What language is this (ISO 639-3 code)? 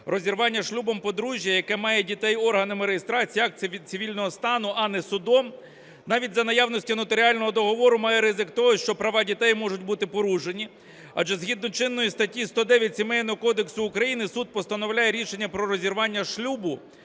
ukr